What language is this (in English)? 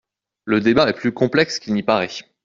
French